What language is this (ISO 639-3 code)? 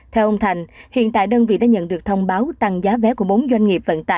vie